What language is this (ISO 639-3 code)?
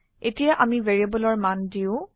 asm